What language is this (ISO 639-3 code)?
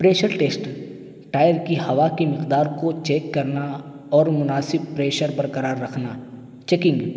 urd